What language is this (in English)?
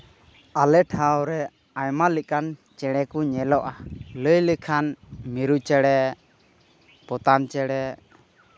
Santali